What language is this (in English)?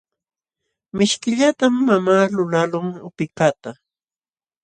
Jauja Wanca Quechua